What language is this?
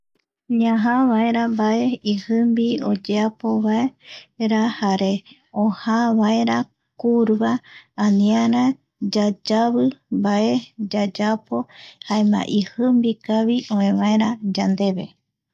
Eastern Bolivian Guaraní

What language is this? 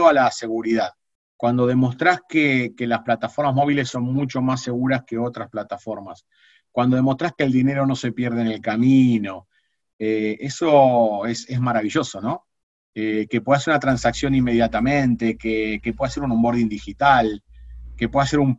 Spanish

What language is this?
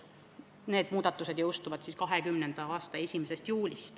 Estonian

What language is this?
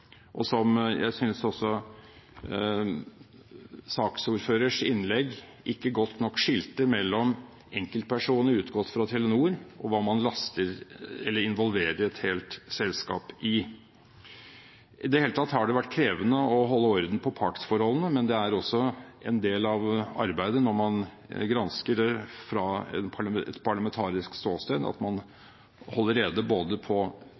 Norwegian Bokmål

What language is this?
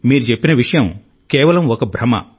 Telugu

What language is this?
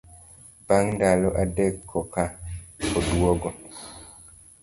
Luo (Kenya and Tanzania)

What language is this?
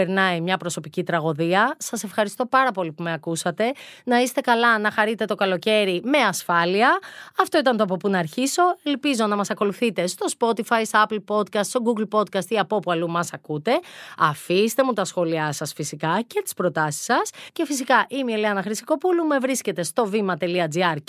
Greek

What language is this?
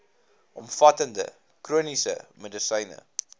Afrikaans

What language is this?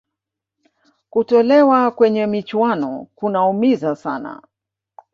Swahili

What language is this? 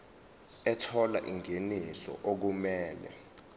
Zulu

